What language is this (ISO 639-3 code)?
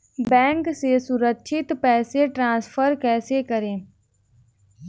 hin